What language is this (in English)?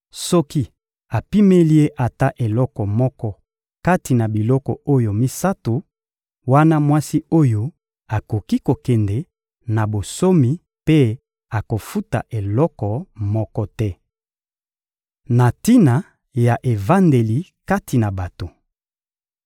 Lingala